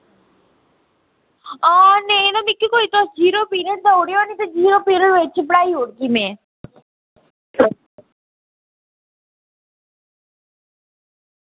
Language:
Dogri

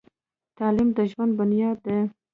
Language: Pashto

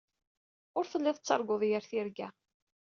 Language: Kabyle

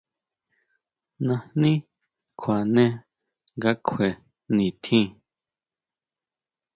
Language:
Huautla Mazatec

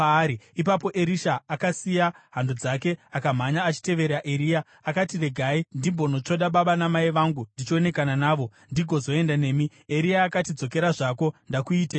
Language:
Shona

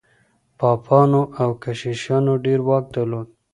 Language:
Pashto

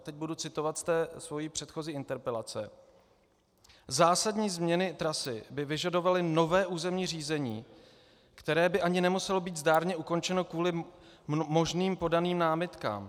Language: Czech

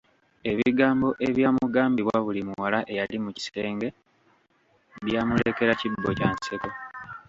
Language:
Ganda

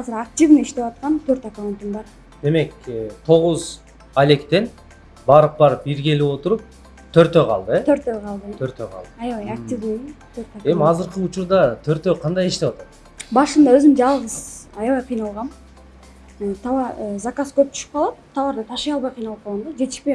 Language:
Turkish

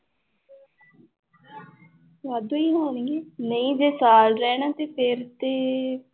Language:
Punjabi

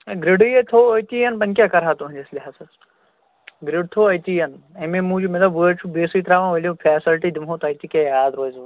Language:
Kashmiri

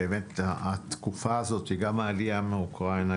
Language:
Hebrew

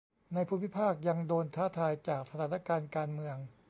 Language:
Thai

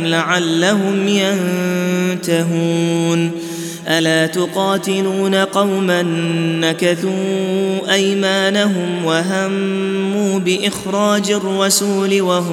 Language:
Arabic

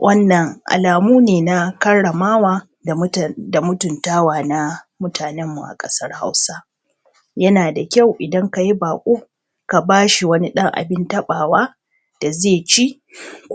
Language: Hausa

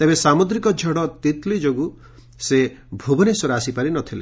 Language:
Odia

